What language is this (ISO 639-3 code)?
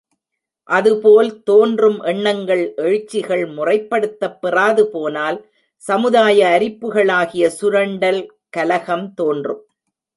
tam